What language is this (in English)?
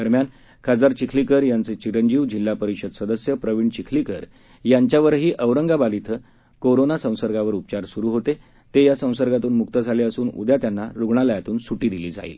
Marathi